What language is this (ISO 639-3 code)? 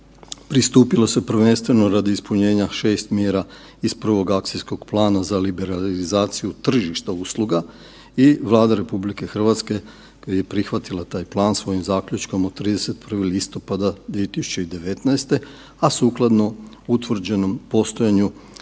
hrv